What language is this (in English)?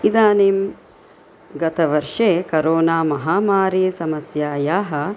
Sanskrit